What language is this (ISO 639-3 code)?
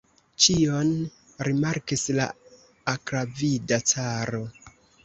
epo